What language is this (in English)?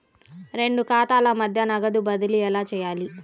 Telugu